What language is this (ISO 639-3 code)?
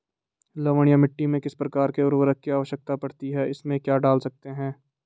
hin